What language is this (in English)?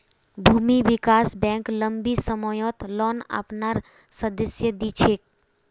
Magahi